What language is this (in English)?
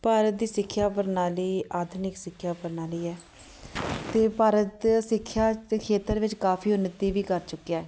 Punjabi